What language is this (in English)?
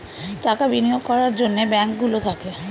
Bangla